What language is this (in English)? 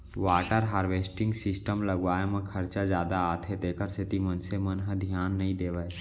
Chhattisgarhi